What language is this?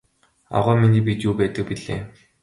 Mongolian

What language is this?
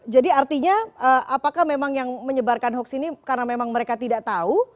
Indonesian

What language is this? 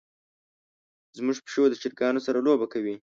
Pashto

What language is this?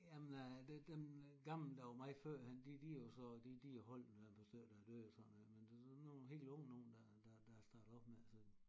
Danish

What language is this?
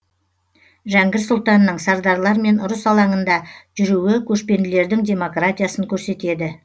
Kazakh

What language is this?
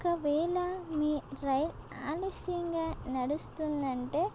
Telugu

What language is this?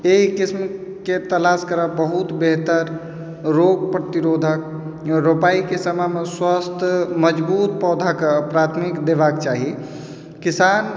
Maithili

